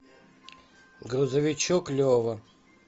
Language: Russian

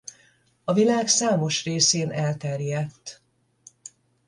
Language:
Hungarian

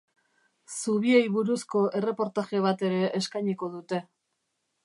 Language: Basque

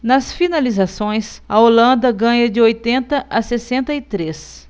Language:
Portuguese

